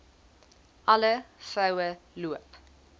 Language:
Afrikaans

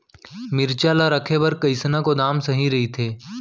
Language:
Chhattisgarhi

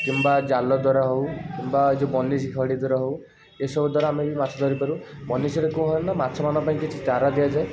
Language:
Odia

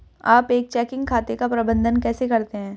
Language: Hindi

